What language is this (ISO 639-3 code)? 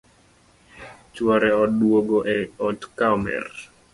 luo